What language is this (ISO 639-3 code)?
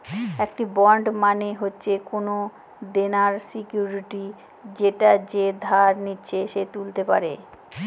ben